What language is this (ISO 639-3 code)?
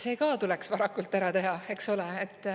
est